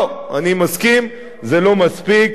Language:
Hebrew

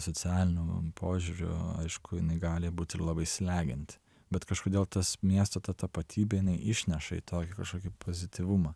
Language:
Lithuanian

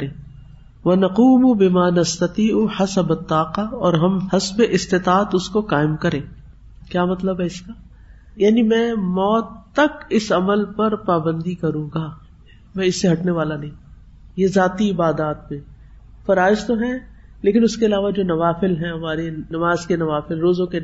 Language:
Urdu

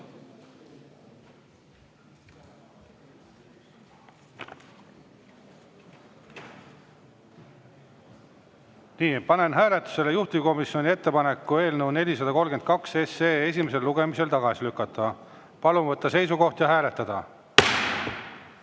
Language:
Estonian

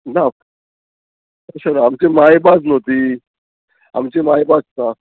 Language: Konkani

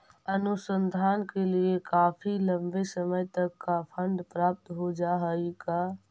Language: Magahi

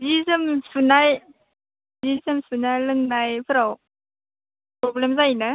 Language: Bodo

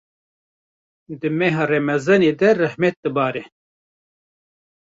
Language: Kurdish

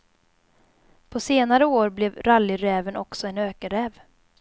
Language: Swedish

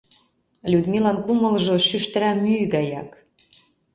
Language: Mari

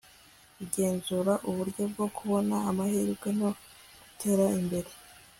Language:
Kinyarwanda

